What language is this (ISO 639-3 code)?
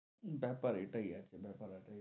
ben